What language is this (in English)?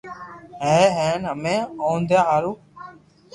Loarki